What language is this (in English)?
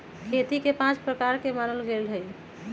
Magahi